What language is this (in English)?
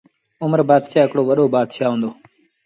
Sindhi Bhil